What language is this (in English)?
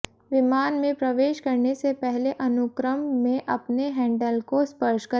Hindi